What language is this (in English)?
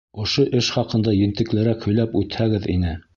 Bashkir